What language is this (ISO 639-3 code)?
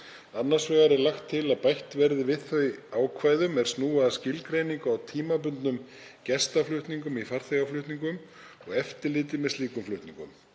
isl